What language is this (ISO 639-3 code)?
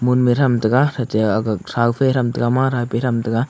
nnp